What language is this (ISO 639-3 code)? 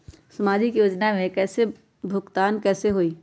mag